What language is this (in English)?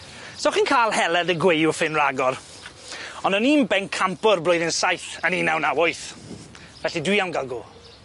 Welsh